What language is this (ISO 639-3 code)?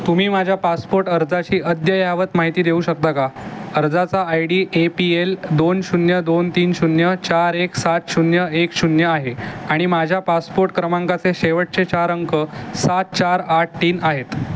mar